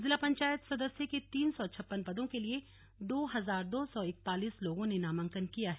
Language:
Hindi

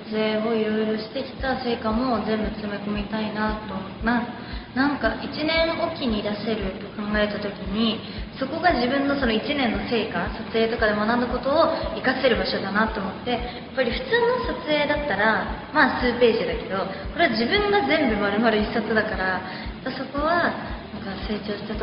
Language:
Japanese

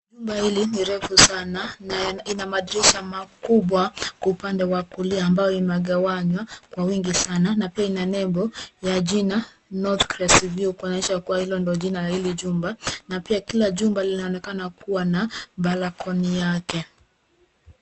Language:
Swahili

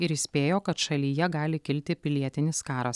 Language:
Lithuanian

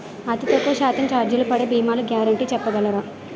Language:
Telugu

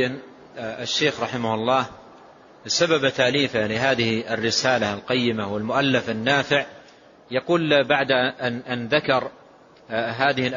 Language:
Arabic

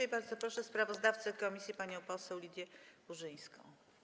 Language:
Polish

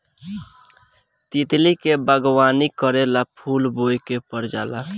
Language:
Bhojpuri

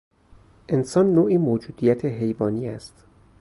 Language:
Persian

